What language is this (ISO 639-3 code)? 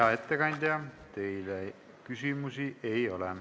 est